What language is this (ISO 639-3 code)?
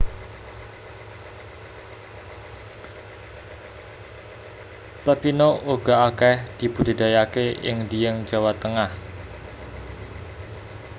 jav